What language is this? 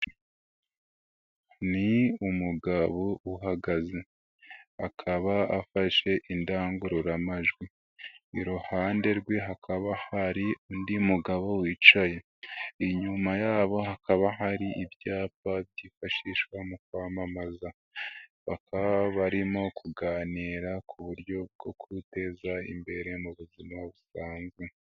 Kinyarwanda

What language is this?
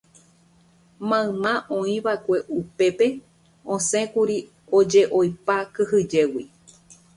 Guarani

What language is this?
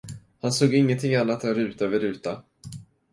Swedish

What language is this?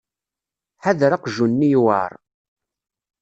Kabyle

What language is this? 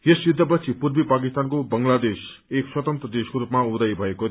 Nepali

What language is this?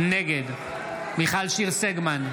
Hebrew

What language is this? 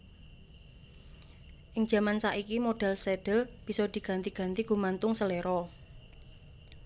Javanese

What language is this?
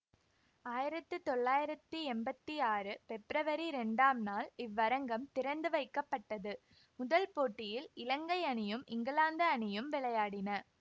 Tamil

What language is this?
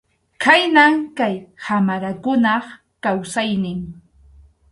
Arequipa-La Unión Quechua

